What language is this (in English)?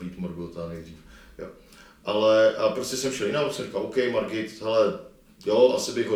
Czech